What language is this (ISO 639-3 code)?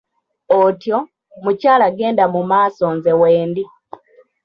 lug